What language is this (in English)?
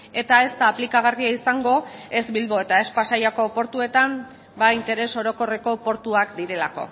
Basque